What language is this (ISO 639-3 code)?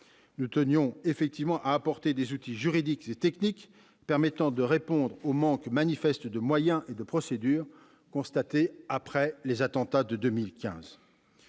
fra